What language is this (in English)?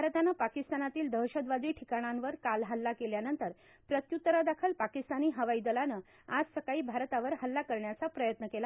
Marathi